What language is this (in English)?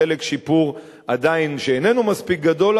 Hebrew